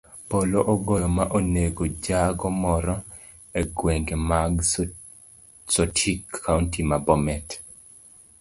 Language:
Luo (Kenya and Tanzania)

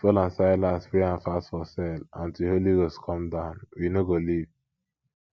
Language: Nigerian Pidgin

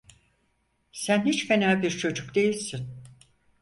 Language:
Turkish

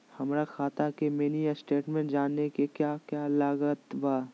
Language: Magahi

